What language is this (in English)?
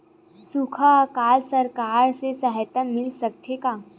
Chhattisgarhi